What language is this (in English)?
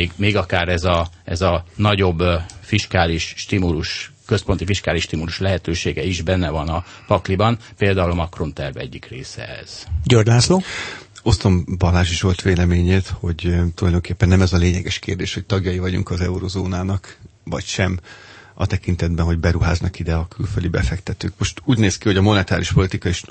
Hungarian